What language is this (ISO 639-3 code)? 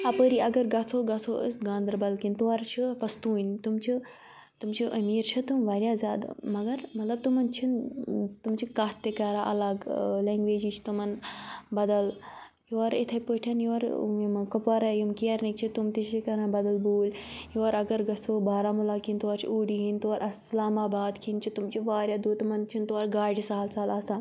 kas